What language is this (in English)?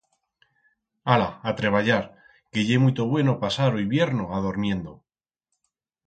Aragonese